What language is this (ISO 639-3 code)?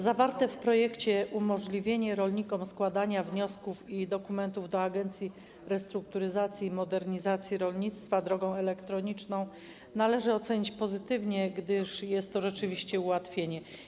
pol